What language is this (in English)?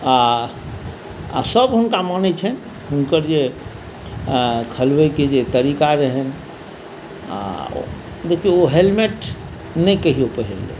Maithili